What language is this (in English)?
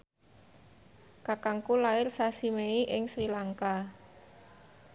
Javanese